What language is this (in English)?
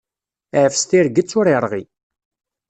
Kabyle